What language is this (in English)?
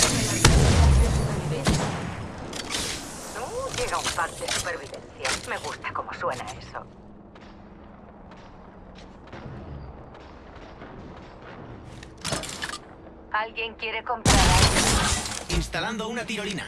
Spanish